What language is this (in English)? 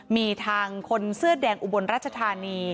Thai